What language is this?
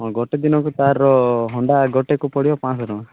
Odia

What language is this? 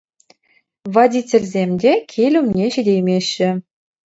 Chuvash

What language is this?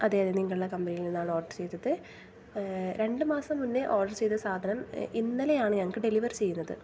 Malayalam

